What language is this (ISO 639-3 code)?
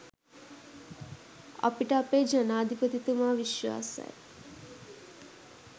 sin